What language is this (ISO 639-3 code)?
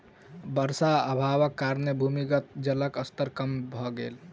mai